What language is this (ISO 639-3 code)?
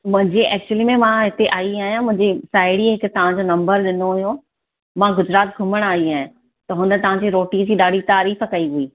snd